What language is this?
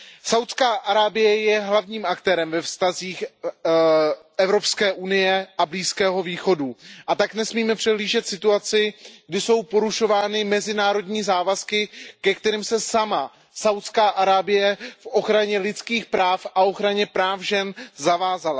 Czech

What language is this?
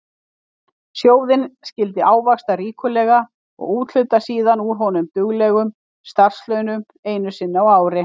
Icelandic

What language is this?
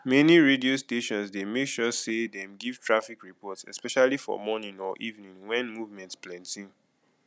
Nigerian Pidgin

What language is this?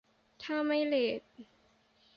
Thai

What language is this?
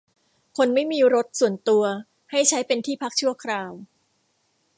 Thai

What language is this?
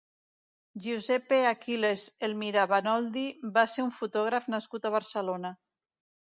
Catalan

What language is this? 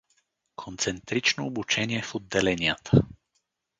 Bulgarian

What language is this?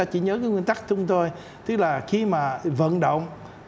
Vietnamese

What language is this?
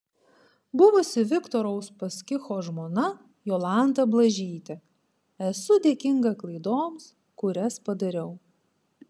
Lithuanian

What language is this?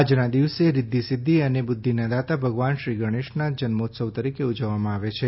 Gujarati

